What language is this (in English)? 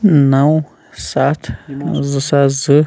Kashmiri